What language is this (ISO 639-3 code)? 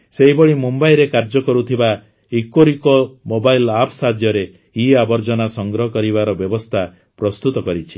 ori